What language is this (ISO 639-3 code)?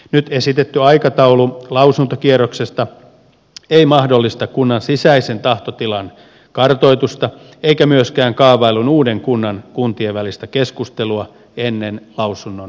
fin